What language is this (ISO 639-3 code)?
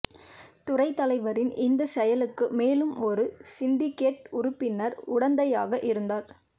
tam